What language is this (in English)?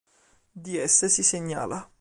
Italian